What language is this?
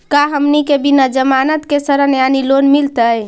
Magahi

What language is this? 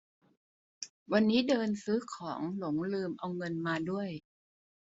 Thai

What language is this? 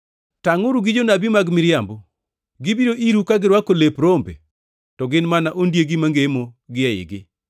Luo (Kenya and Tanzania)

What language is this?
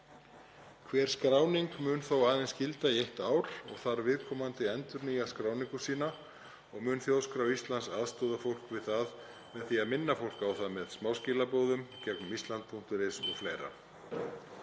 Icelandic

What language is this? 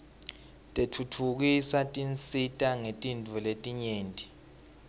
Swati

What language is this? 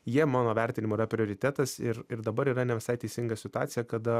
Lithuanian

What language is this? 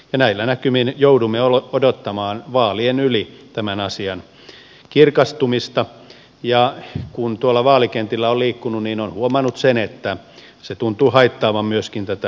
Finnish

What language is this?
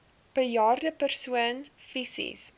Afrikaans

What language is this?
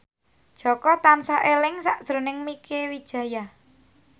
Javanese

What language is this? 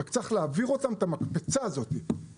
Hebrew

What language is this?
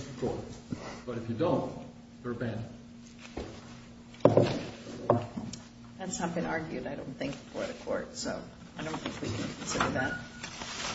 English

